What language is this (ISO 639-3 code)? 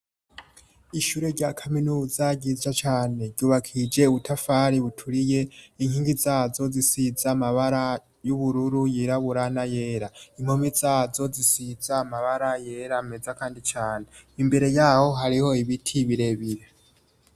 run